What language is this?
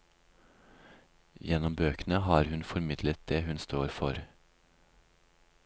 Norwegian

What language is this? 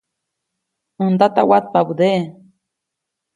Copainalá Zoque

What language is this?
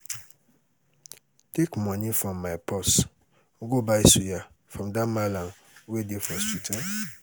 Nigerian Pidgin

